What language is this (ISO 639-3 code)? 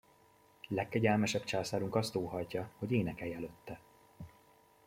hun